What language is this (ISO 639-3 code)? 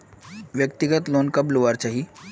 mag